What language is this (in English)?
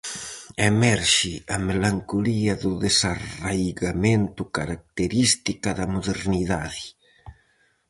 Galician